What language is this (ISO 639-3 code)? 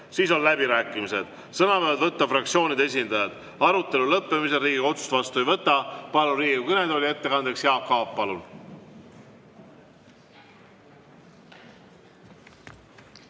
est